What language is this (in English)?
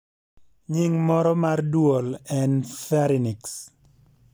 Luo (Kenya and Tanzania)